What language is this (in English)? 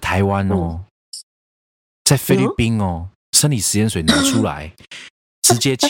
Chinese